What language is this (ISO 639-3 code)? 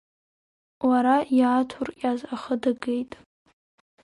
abk